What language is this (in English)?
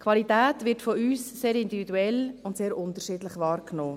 Swiss German